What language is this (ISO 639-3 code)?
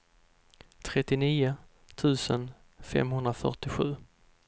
swe